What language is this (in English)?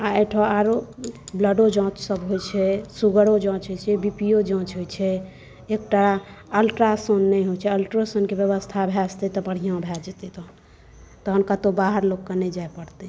Maithili